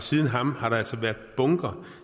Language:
Danish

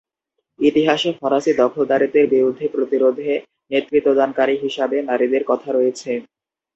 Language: Bangla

